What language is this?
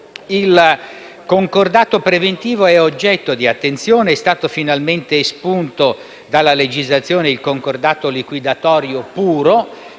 Italian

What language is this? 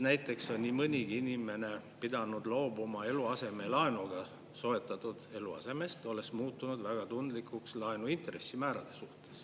Estonian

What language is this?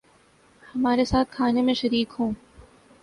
Urdu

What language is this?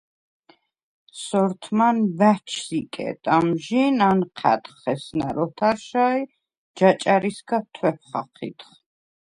Svan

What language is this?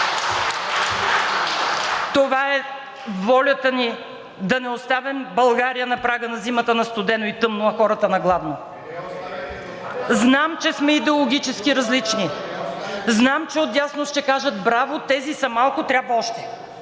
Bulgarian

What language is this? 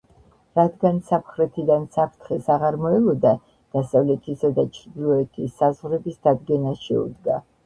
Georgian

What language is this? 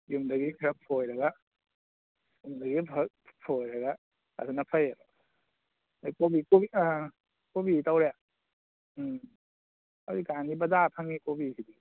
Manipuri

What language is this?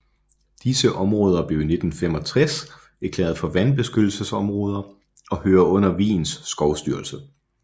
Danish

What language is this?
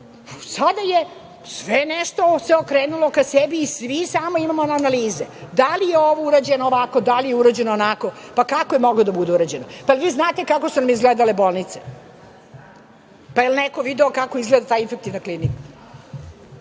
Serbian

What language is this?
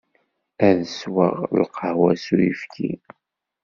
Kabyle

